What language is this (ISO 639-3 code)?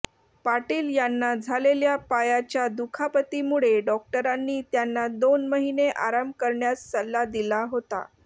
mar